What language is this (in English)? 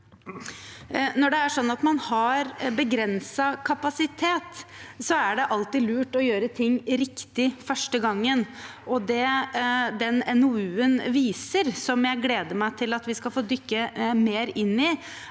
Norwegian